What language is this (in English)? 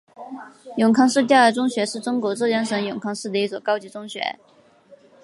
Chinese